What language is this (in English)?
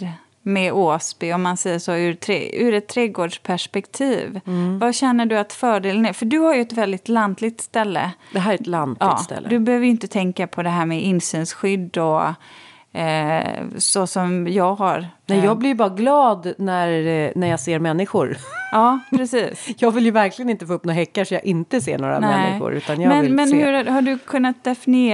Swedish